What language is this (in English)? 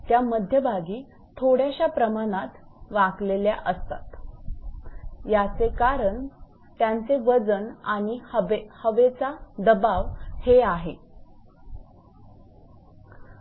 Marathi